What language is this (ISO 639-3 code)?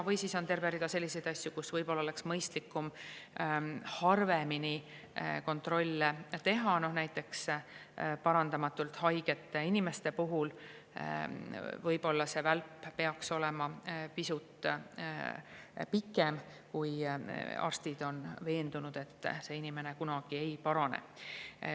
est